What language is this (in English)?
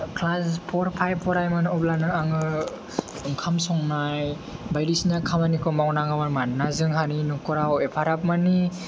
Bodo